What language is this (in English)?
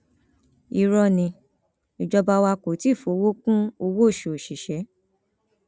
Yoruba